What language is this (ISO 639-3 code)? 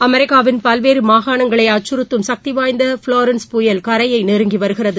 tam